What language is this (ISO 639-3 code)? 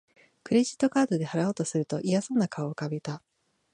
jpn